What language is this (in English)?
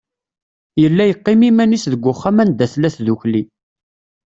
Kabyle